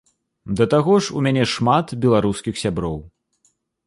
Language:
Belarusian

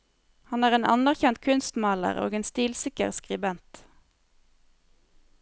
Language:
Norwegian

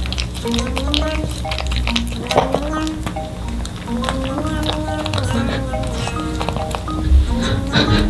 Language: Korean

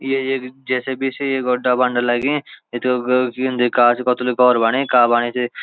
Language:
Garhwali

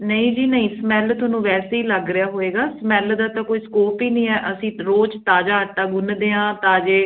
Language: Punjabi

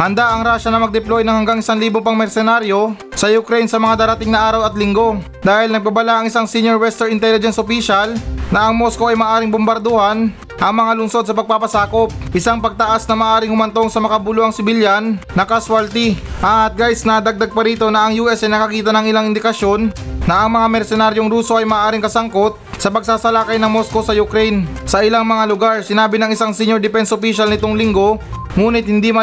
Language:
Filipino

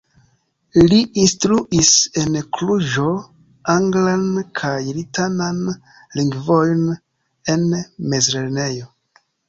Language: Esperanto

